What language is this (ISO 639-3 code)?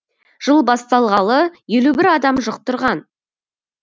kaz